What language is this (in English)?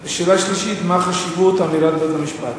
Hebrew